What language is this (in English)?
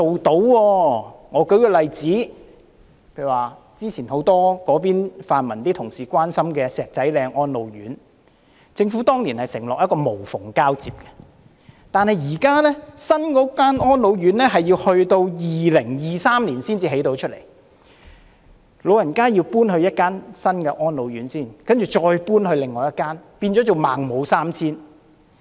Cantonese